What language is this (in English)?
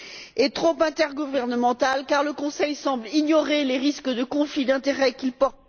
French